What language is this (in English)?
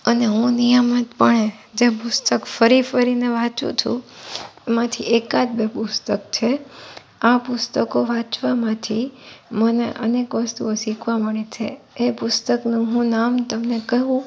Gujarati